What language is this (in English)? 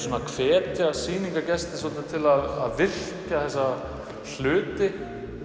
Icelandic